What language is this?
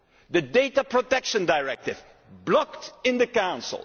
English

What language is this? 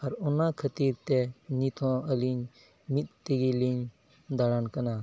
Santali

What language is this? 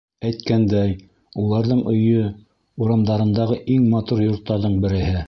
Bashkir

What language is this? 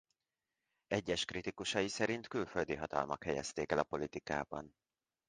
Hungarian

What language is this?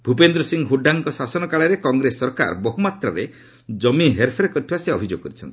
Odia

